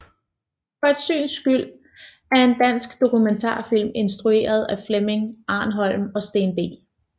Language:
Danish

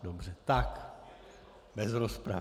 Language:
Czech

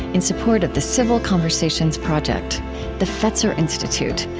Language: English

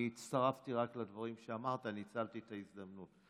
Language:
Hebrew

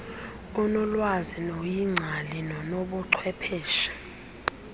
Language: Xhosa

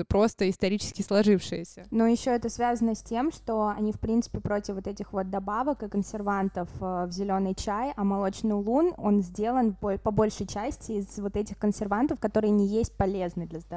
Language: Russian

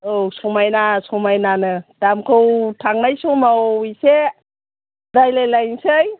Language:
Bodo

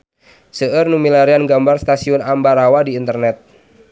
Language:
Sundanese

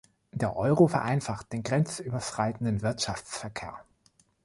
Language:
German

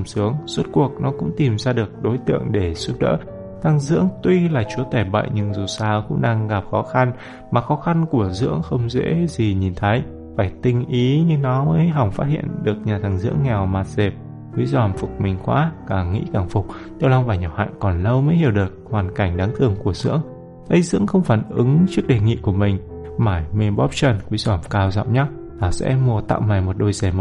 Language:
Vietnamese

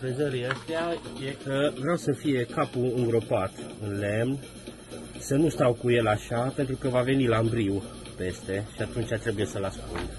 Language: Romanian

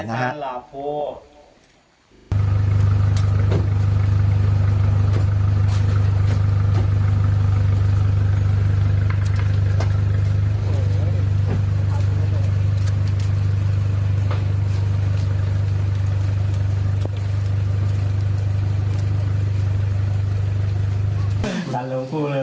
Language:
Thai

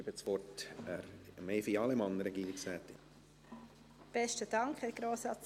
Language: Swiss German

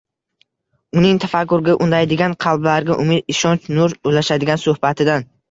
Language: Uzbek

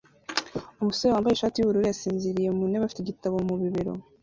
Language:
Kinyarwanda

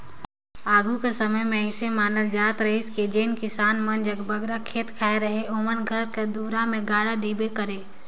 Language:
Chhattisgarhi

